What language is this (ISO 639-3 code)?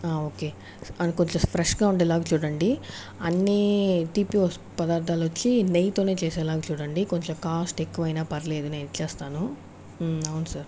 tel